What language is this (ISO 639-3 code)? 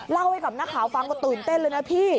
tha